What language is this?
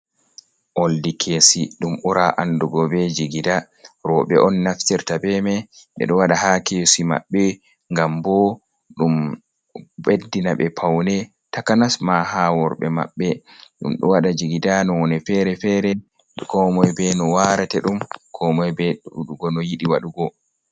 Fula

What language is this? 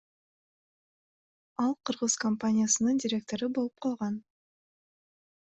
Kyrgyz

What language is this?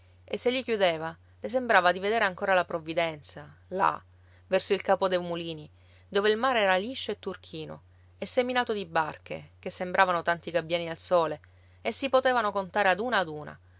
Italian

